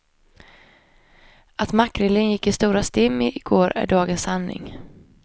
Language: Swedish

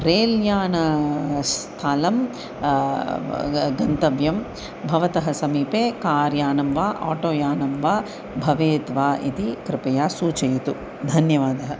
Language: Sanskrit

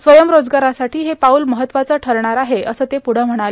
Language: Marathi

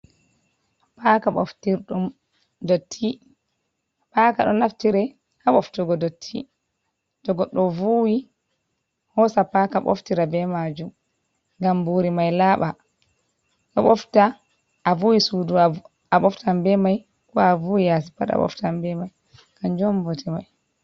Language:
Fula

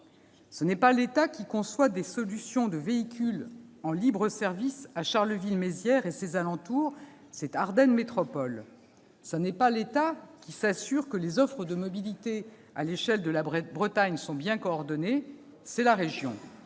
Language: French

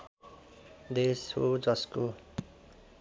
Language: Nepali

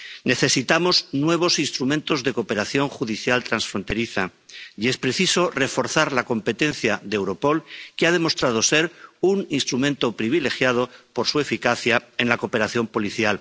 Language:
Spanish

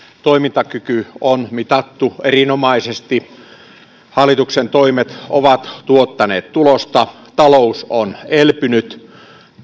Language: Finnish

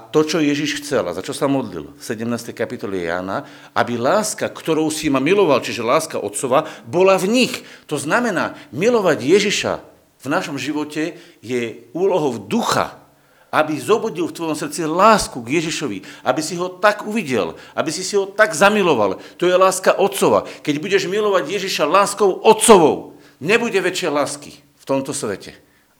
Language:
Slovak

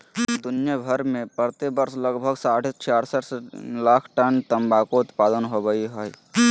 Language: Magahi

